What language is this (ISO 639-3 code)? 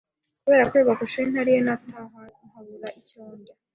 kin